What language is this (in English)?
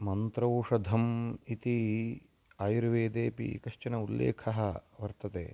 Sanskrit